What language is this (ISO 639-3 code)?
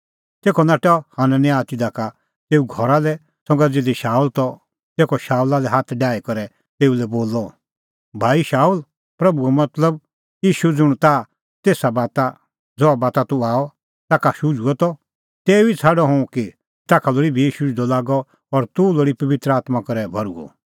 kfx